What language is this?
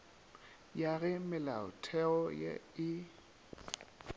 Northern Sotho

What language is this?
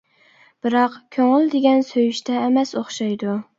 Uyghur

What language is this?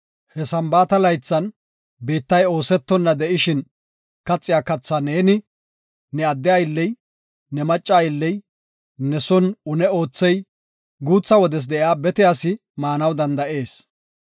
Gofa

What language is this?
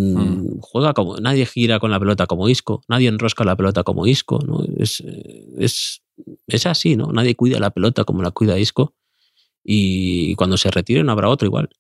Spanish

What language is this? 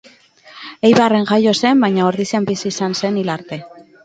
Basque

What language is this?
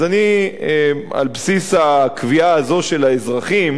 Hebrew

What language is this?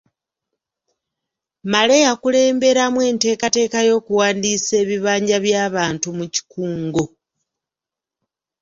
Ganda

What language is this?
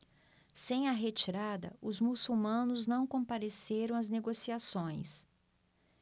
Portuguese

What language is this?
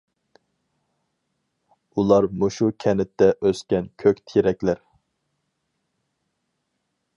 Uyghur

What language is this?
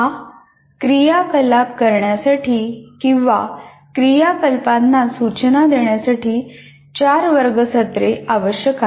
Marathi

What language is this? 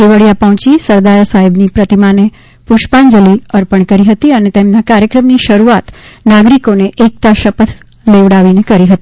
Gujarati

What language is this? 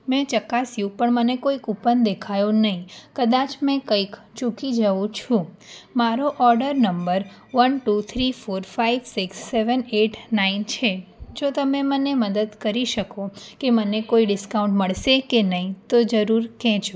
Gujarati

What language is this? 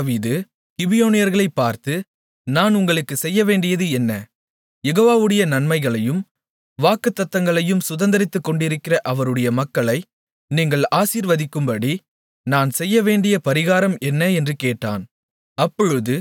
Tamil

